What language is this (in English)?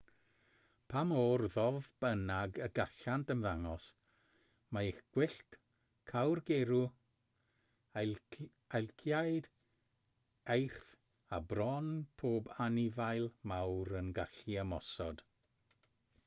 Welsh